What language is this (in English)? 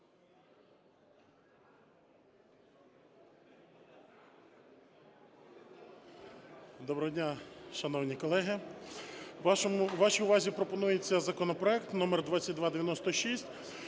Ukrainian